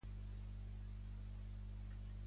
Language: Catalan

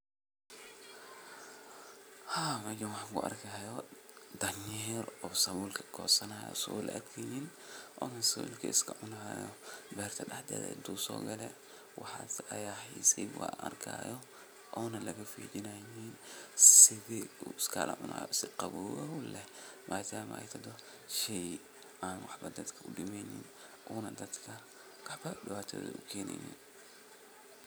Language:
Somali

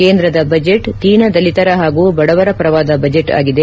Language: Kannada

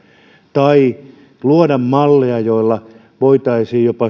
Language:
Finnish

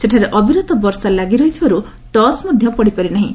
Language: Odia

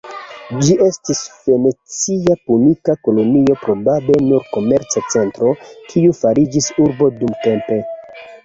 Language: Esperanto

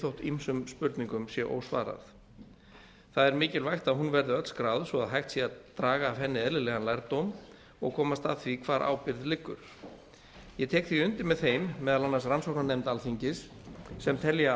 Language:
Icelandic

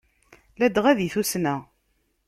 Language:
Kabyle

